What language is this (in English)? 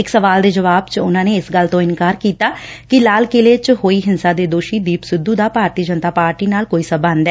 Punjabi